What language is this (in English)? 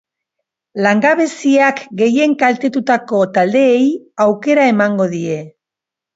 Basque